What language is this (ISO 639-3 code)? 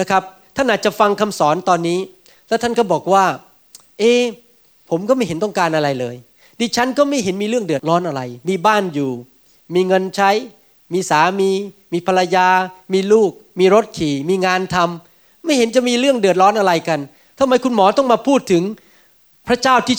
tha